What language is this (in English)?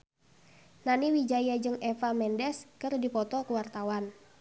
Sundanese